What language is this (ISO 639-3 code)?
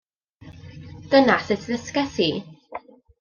cym